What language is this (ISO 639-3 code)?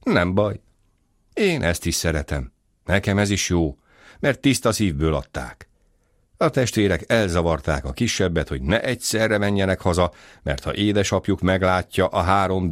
hun